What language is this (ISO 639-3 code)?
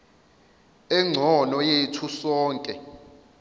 zul